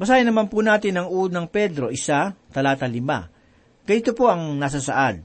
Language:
Filipino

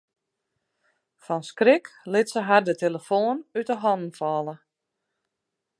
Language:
Western Frisian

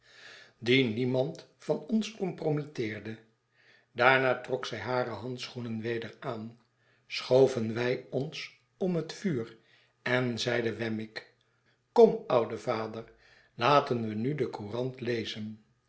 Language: Dutch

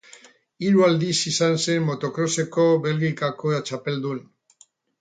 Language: Basque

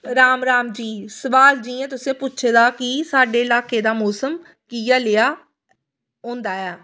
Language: Dogri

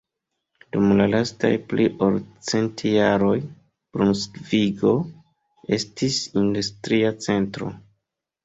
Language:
Esperanto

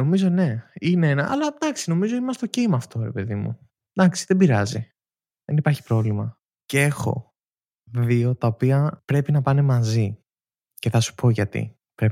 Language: Greek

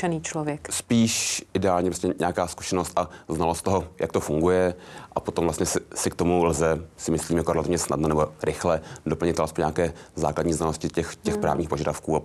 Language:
Czech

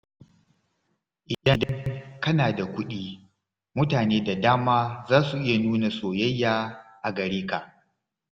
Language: Hausa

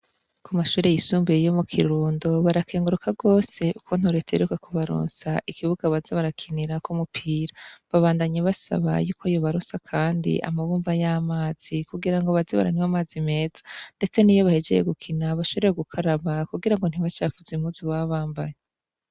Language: Rundi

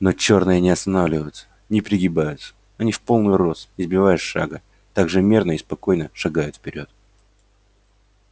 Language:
Russian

